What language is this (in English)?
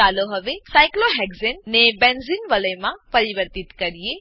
Gujarati